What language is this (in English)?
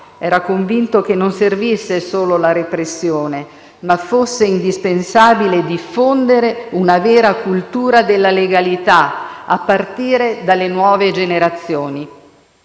Italian